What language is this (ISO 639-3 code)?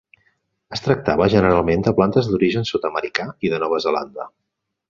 cat